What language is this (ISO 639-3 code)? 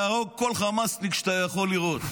heb